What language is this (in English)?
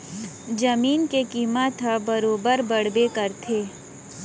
Chhattisgarhi